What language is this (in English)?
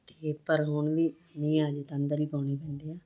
Punjabi